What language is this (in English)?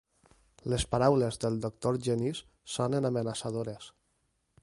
Catalan